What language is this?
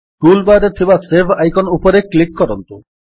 Odia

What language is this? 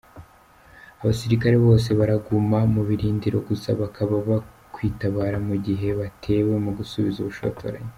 Kinyarwanda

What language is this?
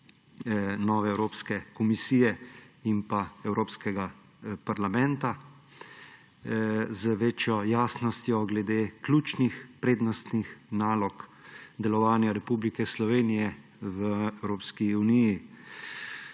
Slovenian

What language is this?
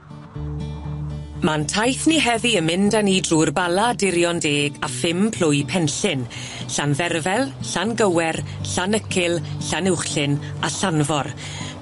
Welsh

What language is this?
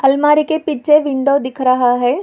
Hindi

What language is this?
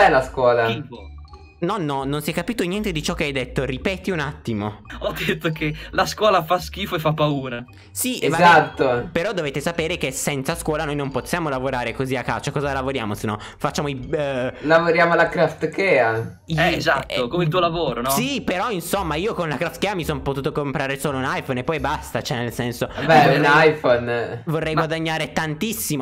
Italian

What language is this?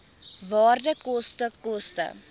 Afrikaans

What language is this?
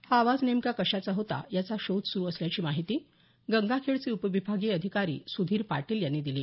Marathi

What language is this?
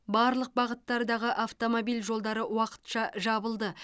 Kazakh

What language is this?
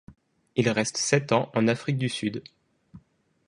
French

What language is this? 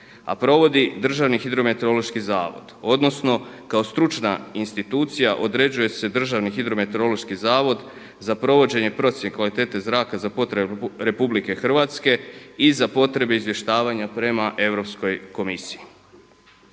Croatian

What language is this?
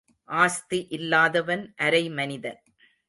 Tamil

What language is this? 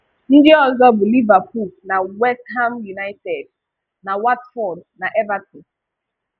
Igbo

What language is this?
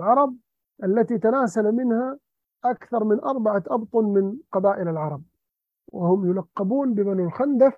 Arabic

